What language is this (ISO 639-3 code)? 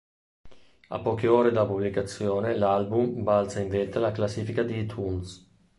ita